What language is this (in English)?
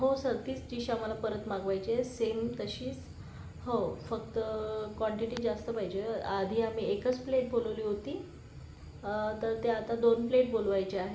Marathi